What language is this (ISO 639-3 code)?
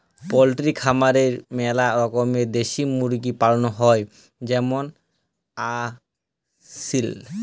ben